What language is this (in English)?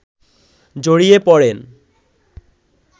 Bangla